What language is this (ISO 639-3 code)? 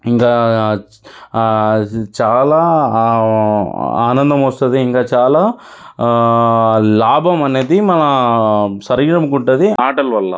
tel